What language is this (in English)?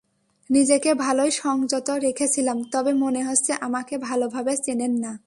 Bangla